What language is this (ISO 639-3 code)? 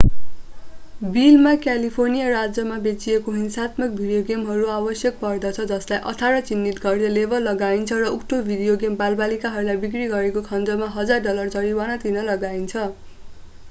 nep